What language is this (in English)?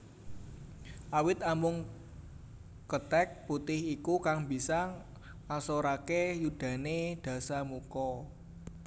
Javanese